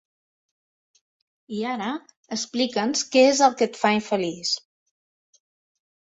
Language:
Catalan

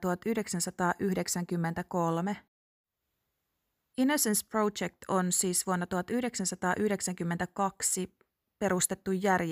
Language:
Finnish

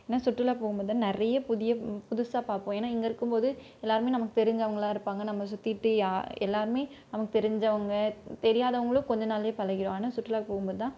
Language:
Tamil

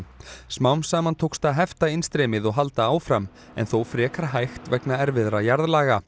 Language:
Icelandic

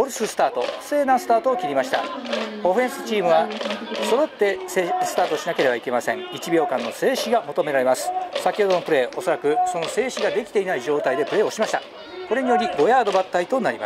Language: Japanese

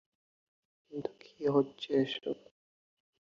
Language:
Bangla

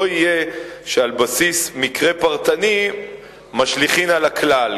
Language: Hebrew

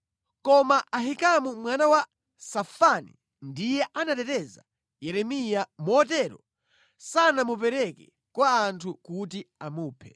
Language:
Nyanja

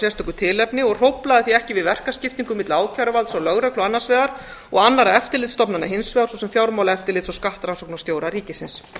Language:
Icelandic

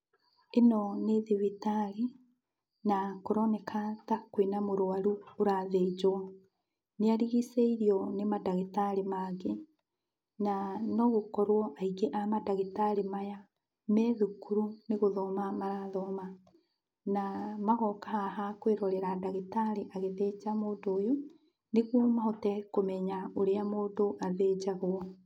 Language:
Kikuyu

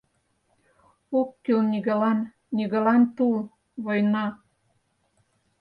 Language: Mari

